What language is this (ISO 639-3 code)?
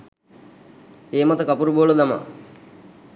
sin